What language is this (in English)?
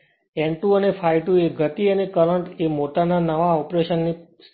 Gujarati